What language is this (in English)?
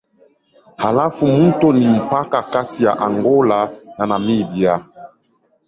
Swahili